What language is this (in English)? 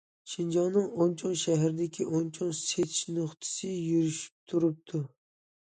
Uyghur